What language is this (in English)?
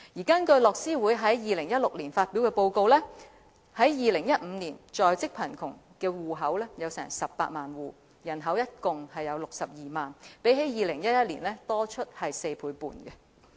Cantonese